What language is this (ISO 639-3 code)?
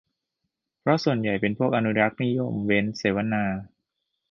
tha